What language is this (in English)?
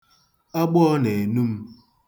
Igbo